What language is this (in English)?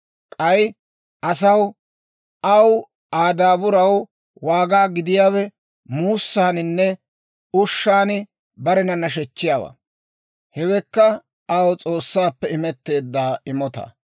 Dawro